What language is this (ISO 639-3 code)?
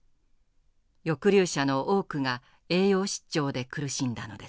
jpn